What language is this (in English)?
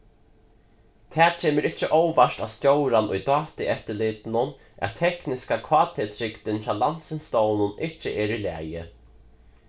Faroese